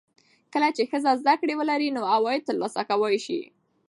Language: Pashto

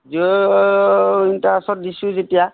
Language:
Assamese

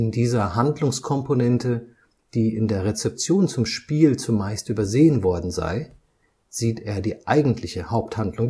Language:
German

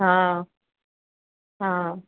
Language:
Sindhi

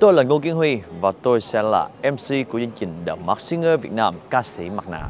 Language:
Vietnamese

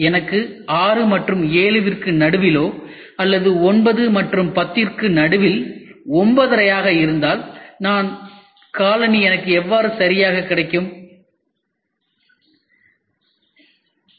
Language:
Tamil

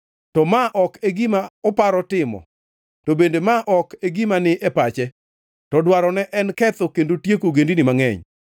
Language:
Luo (Kenya and Tanzania)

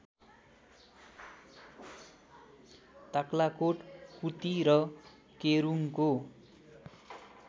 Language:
Nepali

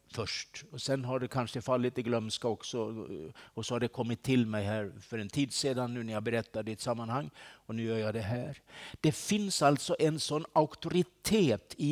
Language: Swedish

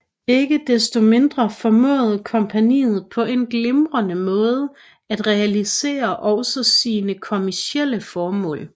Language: Danish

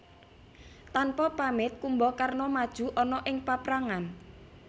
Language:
Javanese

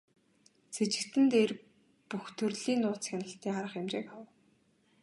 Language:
Mongolian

